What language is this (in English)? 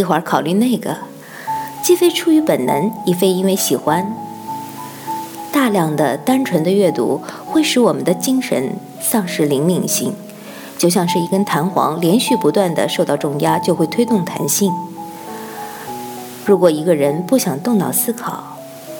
Chinese